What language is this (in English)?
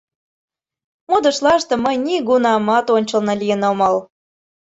Mari